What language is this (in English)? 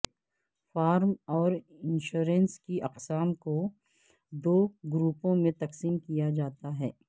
Urdu